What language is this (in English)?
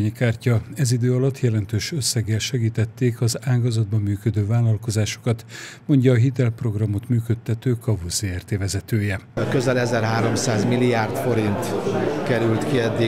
Hungarian